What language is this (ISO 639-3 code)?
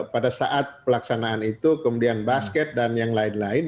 ind